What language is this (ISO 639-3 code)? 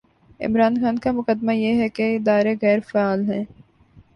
urd